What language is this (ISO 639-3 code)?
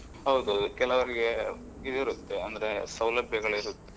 kan